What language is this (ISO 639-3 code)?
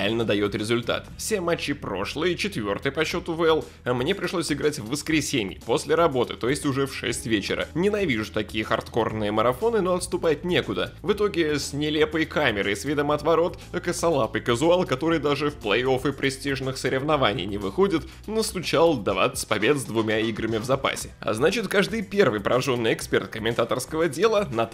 rus